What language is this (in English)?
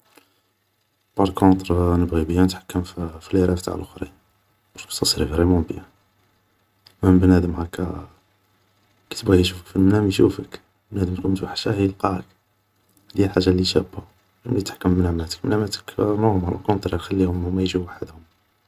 Algerian Arabic